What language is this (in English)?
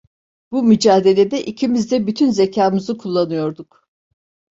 Turkish